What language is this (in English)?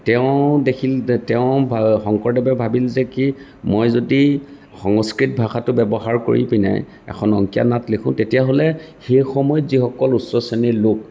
Assamese